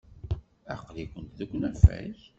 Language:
Kabyle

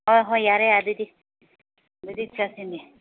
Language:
Manipuri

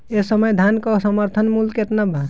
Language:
Bhojpuri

